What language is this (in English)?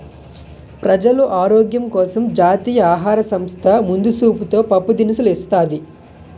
Telugu